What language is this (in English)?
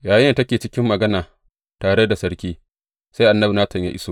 Hausa